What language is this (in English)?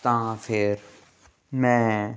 Punjabi